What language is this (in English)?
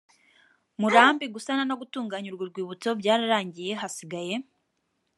Kinyarwanda